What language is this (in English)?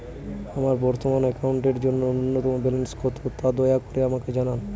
Bangla